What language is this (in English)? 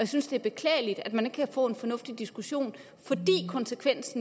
Danish